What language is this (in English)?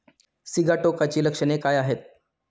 Marathi